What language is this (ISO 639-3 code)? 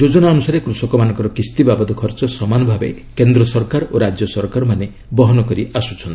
ori